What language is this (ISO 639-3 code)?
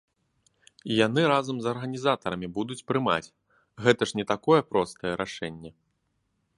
bel